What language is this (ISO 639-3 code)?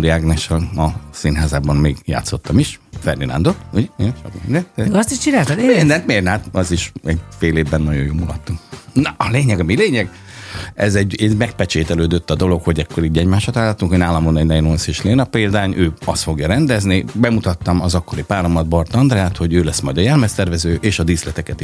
hun